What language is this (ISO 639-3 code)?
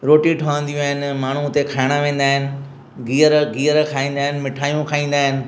snd